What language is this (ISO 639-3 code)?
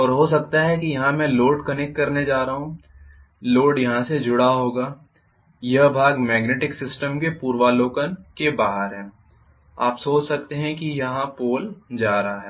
hin